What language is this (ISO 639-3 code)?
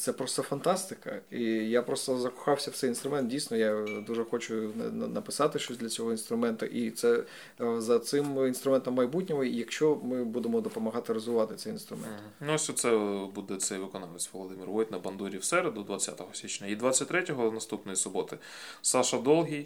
ukr